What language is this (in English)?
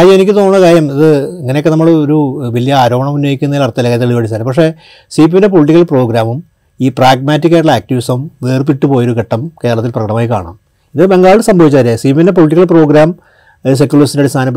Malayalam